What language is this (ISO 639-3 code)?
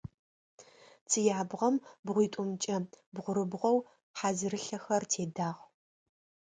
ady